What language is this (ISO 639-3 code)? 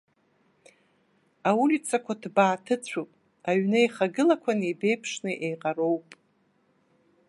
abk